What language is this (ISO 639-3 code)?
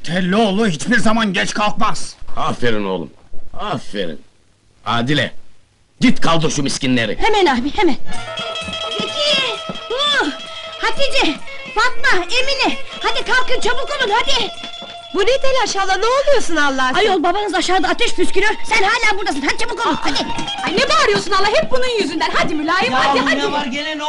tur